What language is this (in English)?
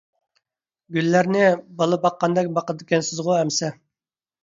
Uyghur